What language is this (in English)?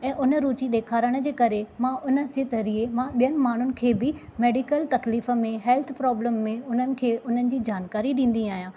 Sindhi